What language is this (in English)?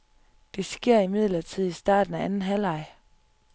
Danish